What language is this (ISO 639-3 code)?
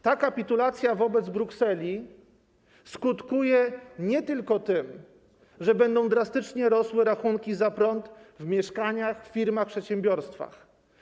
pol